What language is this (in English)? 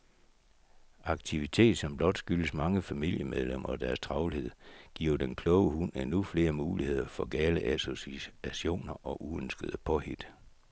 Danish